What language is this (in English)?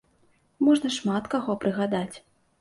Belarusian